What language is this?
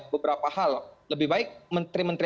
Indonesian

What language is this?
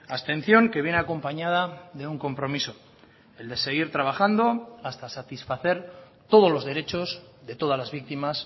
Spanish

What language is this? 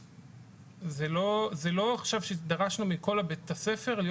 Hebrew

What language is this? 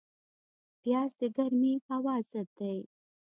Pashto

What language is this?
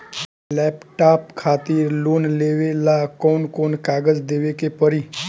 Bhojpuri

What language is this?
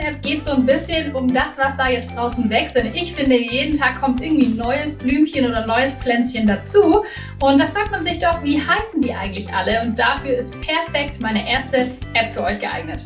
German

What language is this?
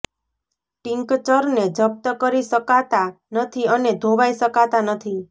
Gujarati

